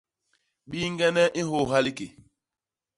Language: Basaa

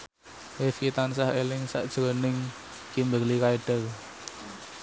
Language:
Javanese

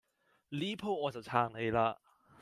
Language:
Cantonese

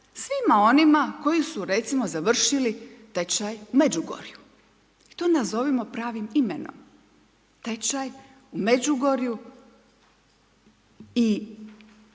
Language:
Croatian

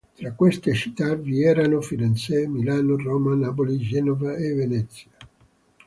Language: Italian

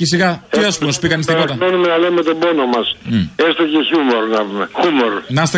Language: Greek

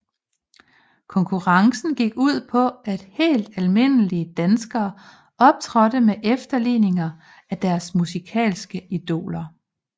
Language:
Danish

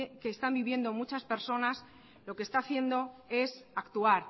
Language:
Spanish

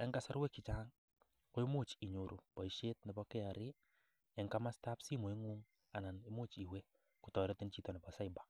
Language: Kalenjin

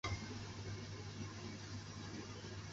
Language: Chinese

